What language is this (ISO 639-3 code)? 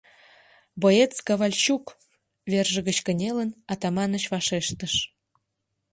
chm